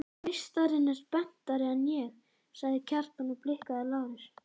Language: Icelandic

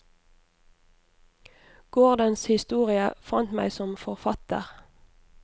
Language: Norwegian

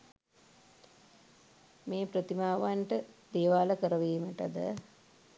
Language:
Sinhala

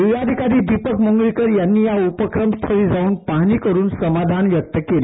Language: Marathi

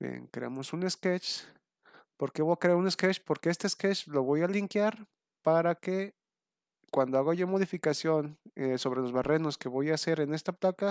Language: Spanish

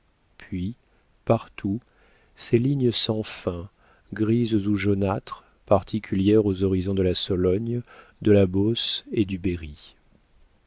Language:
French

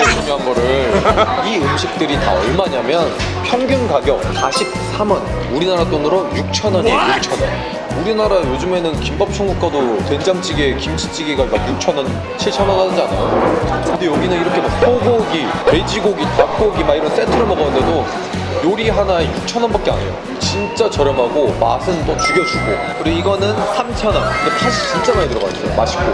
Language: Korean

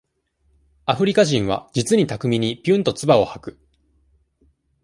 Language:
Japanese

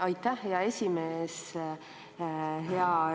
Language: Estonian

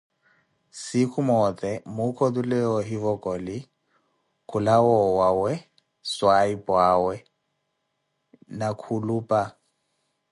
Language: Koti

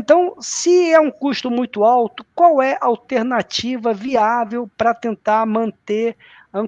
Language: Portuguese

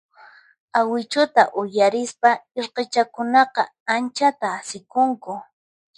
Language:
Puno Quechua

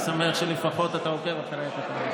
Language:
Hebrew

